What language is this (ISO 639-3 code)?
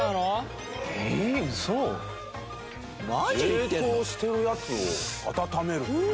jpn